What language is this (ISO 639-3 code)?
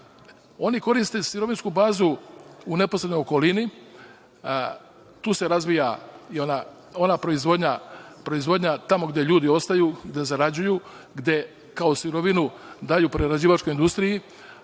srp